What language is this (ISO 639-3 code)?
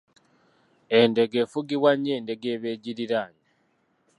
lug